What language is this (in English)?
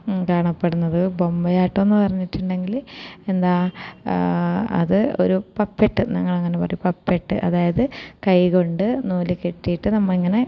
Malayalam